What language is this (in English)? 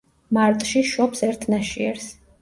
Georgian